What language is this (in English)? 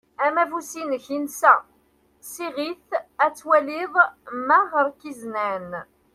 Kabyle